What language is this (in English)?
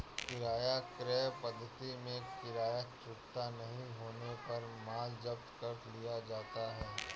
Hindi